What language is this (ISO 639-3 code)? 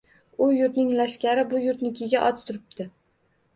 uzb